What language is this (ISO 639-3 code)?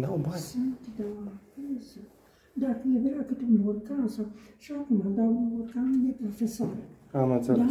ron